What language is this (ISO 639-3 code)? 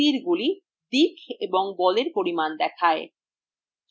ben